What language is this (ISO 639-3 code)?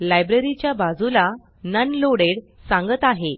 mar